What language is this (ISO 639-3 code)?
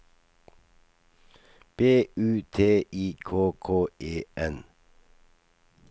nor